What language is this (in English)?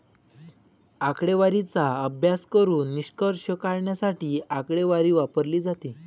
Marathi